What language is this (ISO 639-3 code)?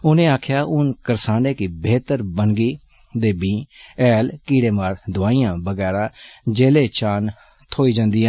doi